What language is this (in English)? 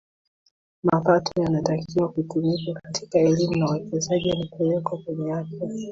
Swahili